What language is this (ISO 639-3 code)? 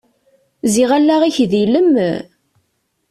kab